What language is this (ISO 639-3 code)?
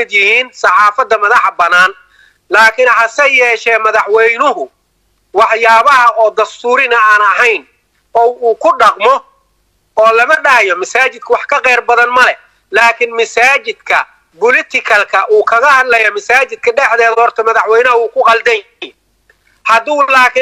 ara